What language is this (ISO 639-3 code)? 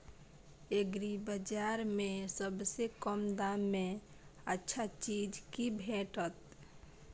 mai